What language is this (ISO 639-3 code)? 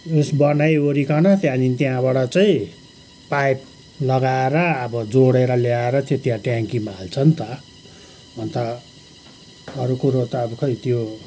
nep